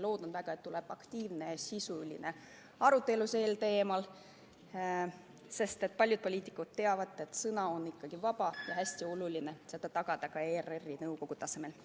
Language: Estonian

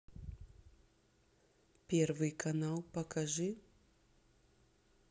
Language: Russian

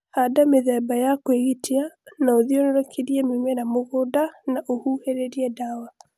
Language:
Kikuyu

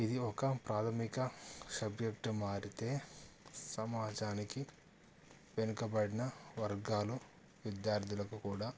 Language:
Telugu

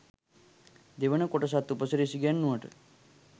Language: Sinhala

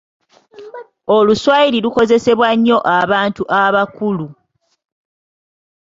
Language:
Ganda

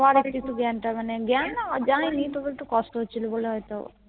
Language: Bangla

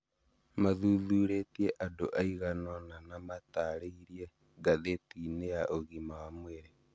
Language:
Kikuyu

